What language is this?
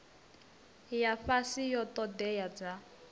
Venda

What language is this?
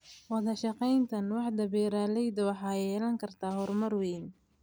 Somali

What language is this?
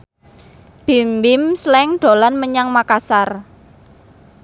Javanese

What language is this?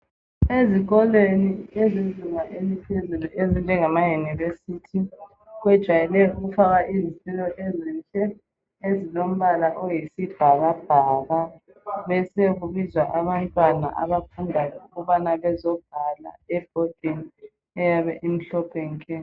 North Ndebele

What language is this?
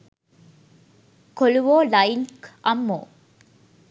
Sinhala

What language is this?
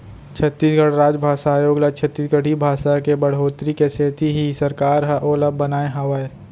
Chhattisgarhi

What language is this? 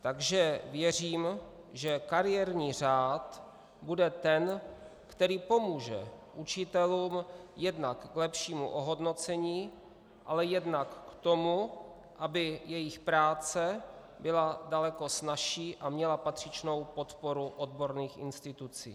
Czech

